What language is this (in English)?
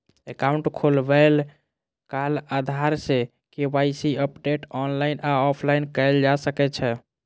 Maithili